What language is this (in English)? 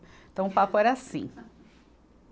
Portuguese